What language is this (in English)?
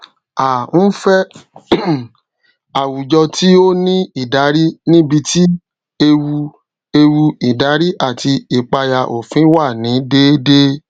Yoruba